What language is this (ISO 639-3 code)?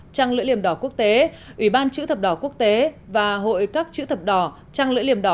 vie